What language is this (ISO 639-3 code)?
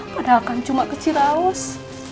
ind